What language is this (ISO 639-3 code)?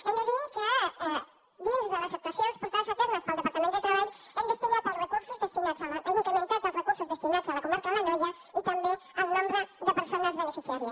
cat